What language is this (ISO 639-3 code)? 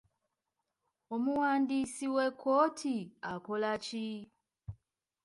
lug